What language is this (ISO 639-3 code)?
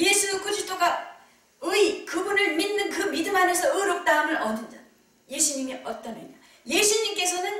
kor